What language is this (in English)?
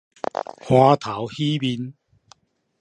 Min Nan Chinese